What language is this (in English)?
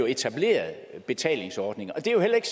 Danish